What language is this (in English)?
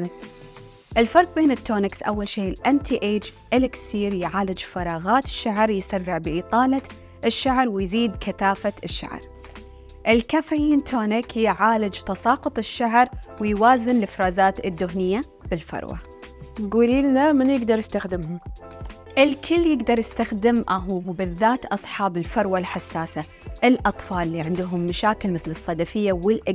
Arabic